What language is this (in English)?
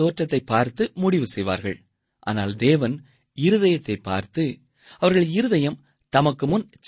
Tamil